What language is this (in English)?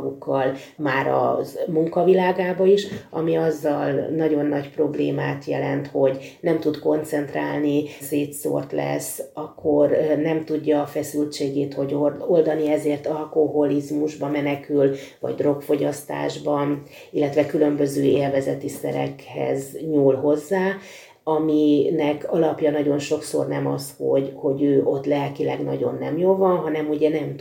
Hungarian